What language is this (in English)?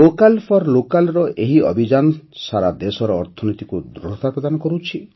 Odia